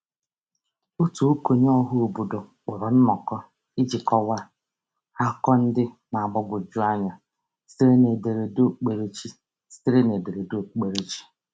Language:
Igbo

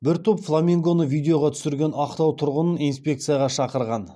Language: Kazakh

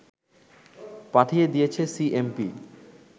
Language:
Bangla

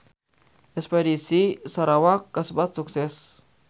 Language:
Sundanese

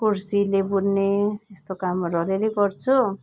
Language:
Nepali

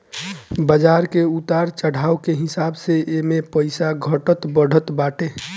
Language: Bhojpuri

